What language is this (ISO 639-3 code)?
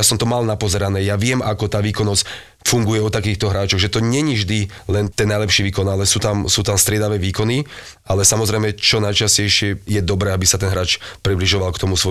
slk